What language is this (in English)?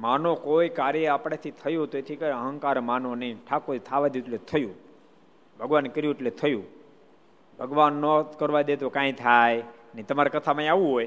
Gujarati